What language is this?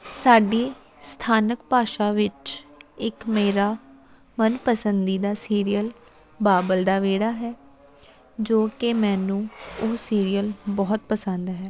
Punjabi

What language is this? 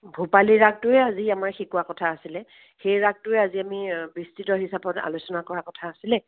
Assamese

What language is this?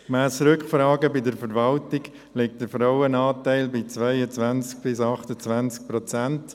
Swiss German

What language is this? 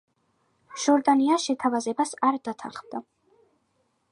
Georgian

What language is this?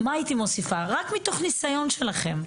Hebrew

